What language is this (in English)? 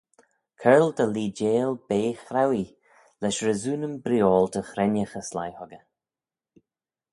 Manx